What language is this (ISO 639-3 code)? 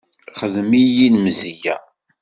kab